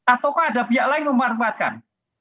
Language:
Indonesian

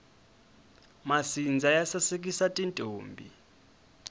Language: Tsonga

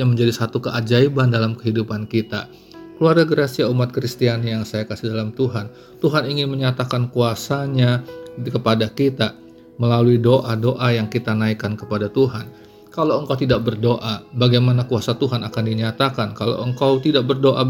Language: Indonesian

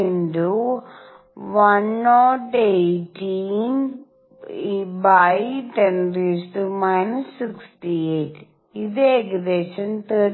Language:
Malayalam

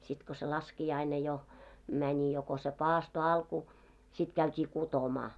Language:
Finnish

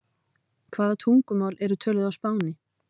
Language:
Icelandic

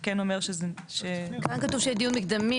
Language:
Hebrew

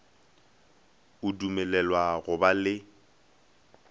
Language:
Northern Sotho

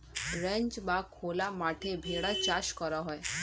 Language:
Bangla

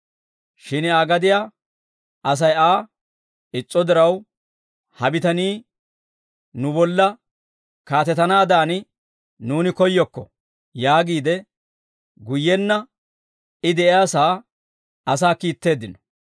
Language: Dawro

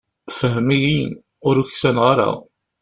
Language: Kabyle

